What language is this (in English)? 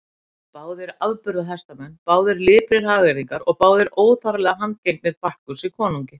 Icelandic